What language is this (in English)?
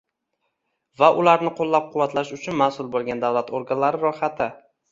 Uzbek